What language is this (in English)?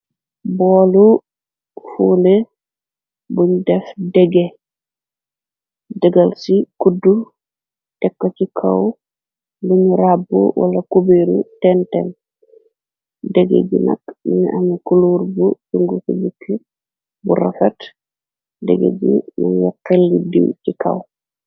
Wolof